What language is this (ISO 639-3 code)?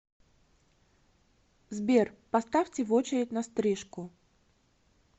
rus